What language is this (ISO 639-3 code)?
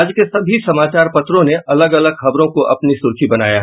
hin